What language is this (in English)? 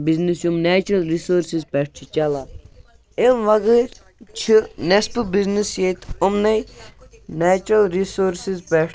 Kashmiri